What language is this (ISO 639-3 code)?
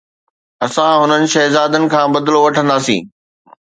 snd